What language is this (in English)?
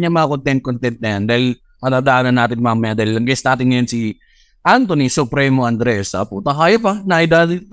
Filipino